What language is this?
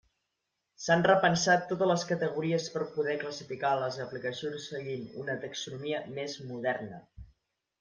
Catalan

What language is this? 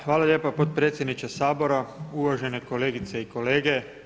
Croatian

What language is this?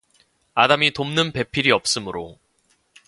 Korean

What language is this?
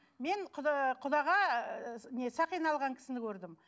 Kazakh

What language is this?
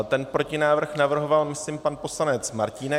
Czech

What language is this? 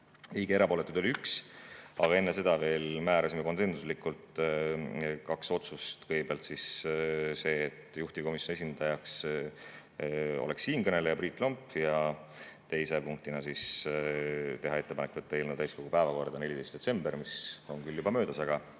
Estonian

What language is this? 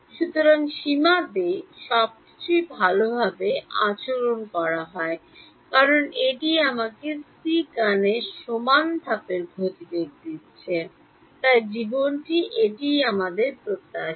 Bangla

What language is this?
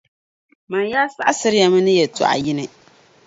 Dagbani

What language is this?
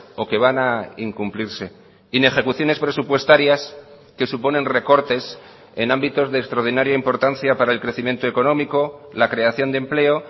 Spanish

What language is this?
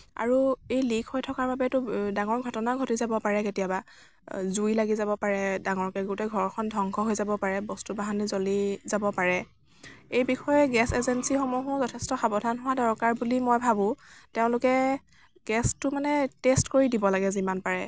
Assamese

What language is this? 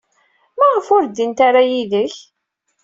Kabyle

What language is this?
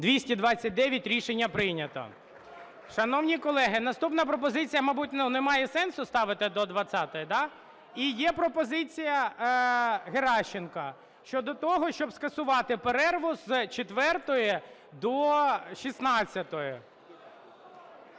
Ukrainian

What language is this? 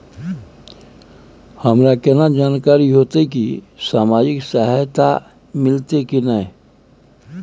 Maithili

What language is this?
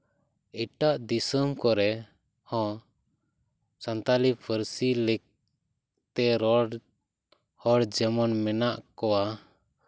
Santali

